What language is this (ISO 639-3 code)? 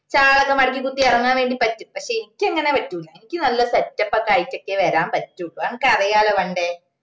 mal